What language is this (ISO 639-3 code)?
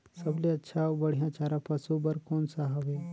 hne